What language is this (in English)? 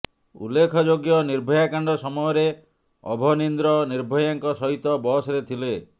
Odia